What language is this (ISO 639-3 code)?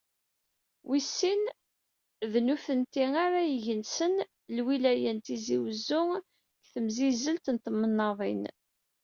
kab